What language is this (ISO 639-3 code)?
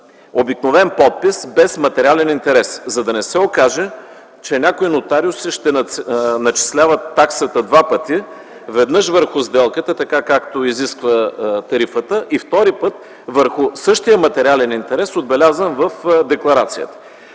bul